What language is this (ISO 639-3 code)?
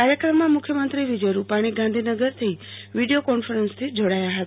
guj